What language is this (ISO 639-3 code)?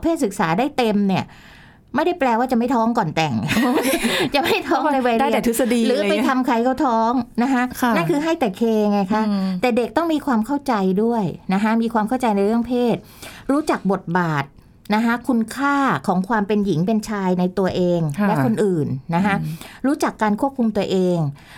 tha